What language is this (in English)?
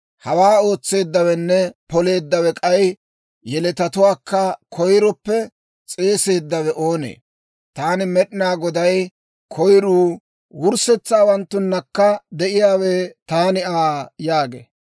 Dawro